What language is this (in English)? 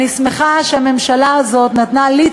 Hebrew